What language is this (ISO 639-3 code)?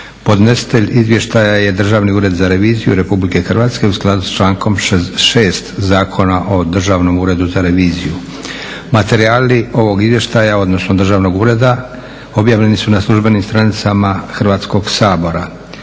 hrv